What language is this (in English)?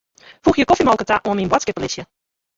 Western Frisian